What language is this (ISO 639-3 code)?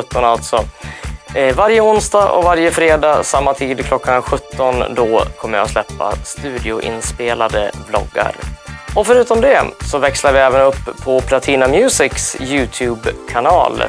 swe